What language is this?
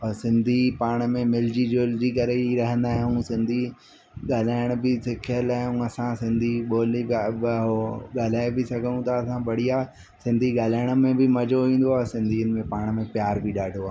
Sindhi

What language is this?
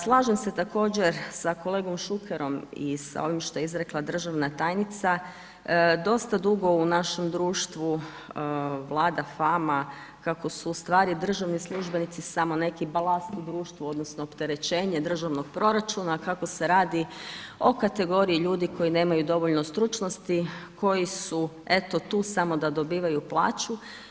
Croatian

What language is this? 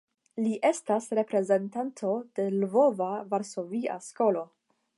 Esperanto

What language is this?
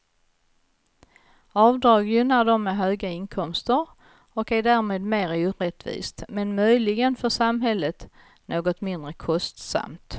Swedish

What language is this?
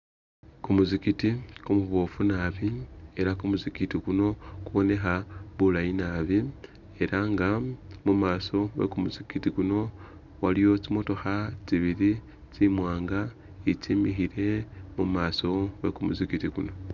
Masaaba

